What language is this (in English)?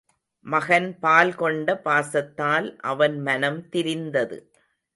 Tamil